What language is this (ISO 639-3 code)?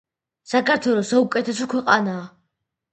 kat